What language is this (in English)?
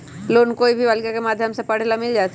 Magahi